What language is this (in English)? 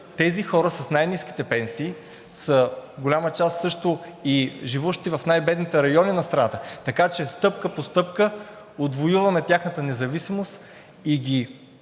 Bulgarian